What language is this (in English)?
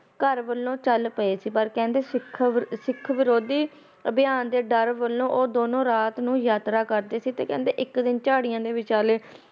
Punjabi